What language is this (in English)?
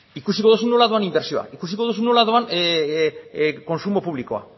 Basque